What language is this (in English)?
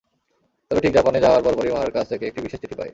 Bangla